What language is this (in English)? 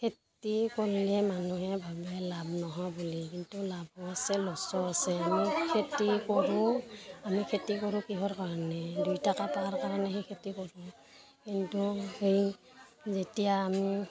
Assamese